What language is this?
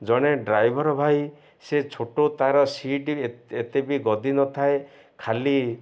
Odia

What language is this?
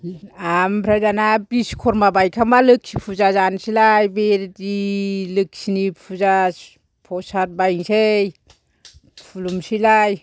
Bodo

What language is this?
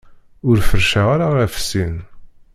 Kabyle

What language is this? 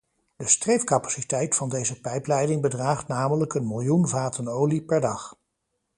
Dutch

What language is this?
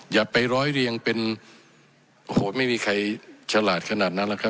Thai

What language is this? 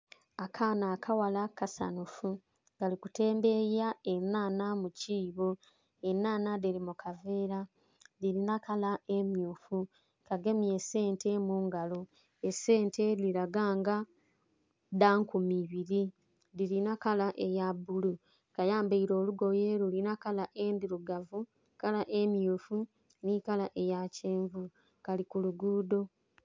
Soga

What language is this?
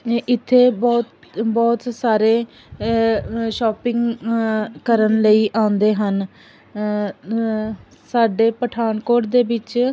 Punjabi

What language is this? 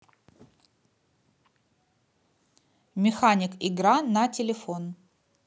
Russian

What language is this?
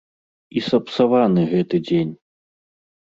Belarusian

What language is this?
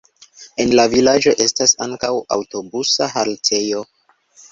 Esperanto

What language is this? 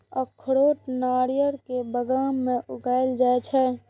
Maithili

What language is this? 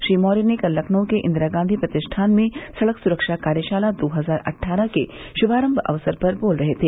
Hindi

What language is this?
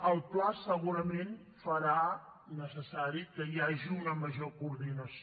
Catalan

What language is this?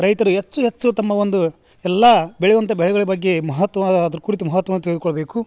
Kannada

